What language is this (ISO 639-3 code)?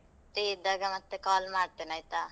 kan